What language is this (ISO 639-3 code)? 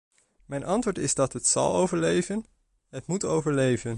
nld